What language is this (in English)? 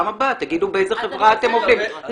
Hebrew